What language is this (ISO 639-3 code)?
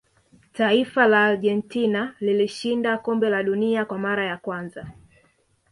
swa